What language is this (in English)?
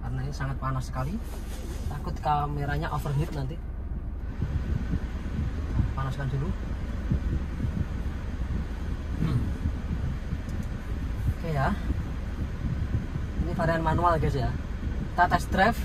Indonesian